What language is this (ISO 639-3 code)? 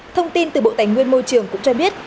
vie